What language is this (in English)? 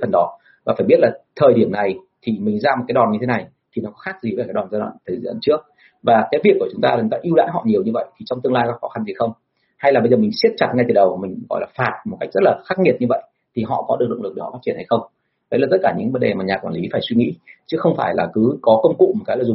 Vietnamese